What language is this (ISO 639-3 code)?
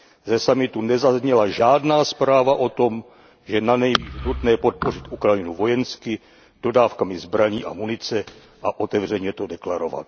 ces